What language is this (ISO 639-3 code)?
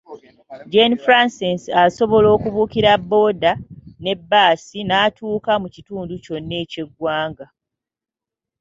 lug